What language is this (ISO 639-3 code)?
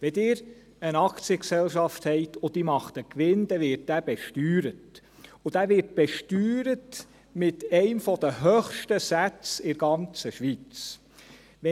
gsw